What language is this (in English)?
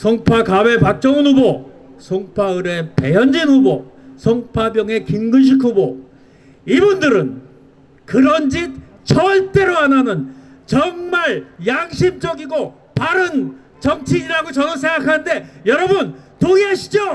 Korean